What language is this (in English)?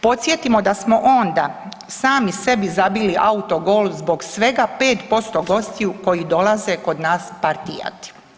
Croatian